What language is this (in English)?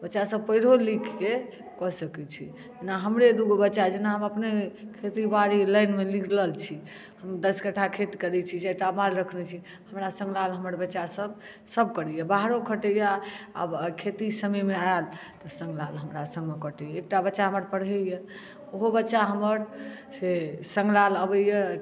Maithili